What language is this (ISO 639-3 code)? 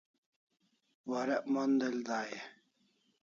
kls